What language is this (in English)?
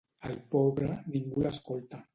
Catalan